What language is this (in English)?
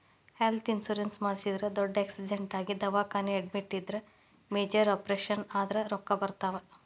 Kannada